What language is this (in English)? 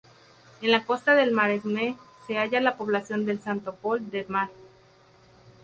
Spanish